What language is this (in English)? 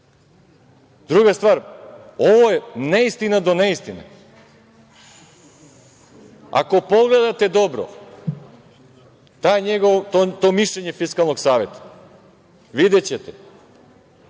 Serbian